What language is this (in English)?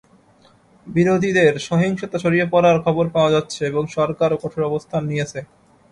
Bangla